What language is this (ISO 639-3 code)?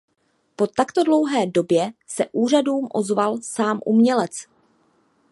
ces